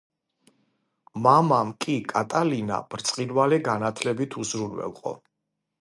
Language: Georgian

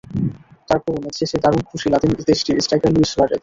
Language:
Bangla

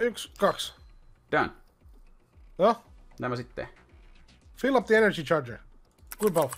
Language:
Finnish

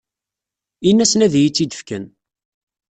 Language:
Kabyle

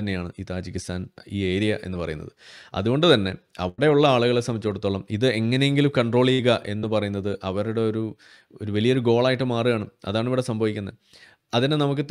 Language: Malayalam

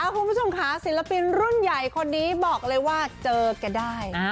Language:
Thai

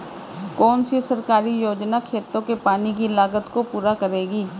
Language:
Hindi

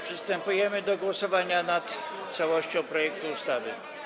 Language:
Polish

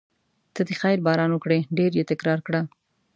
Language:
Pashto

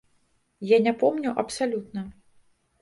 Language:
Belarusian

